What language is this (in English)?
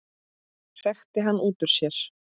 Icelandic